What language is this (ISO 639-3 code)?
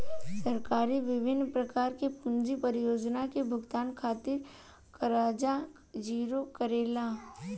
bho